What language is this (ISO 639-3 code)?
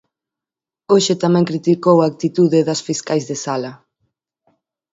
glg